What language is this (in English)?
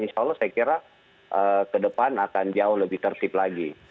Indonesian